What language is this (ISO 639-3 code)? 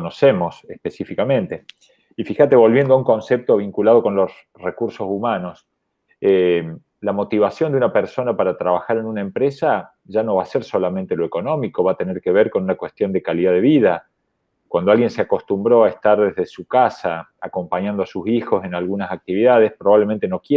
spa